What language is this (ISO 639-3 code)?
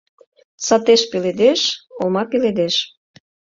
chm